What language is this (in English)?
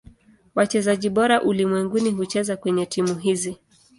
Swahili